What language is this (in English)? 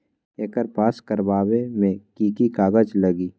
Magahi